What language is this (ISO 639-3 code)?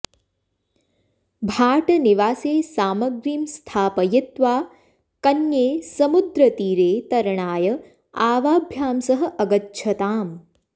san